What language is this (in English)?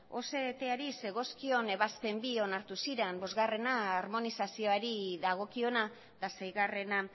Basque